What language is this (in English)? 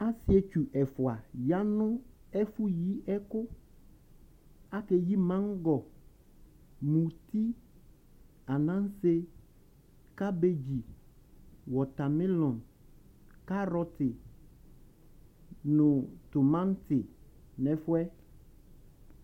Ikposo